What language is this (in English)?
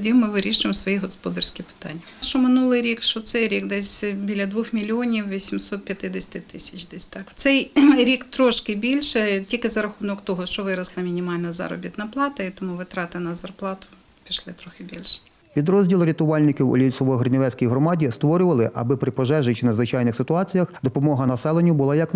Ukrainian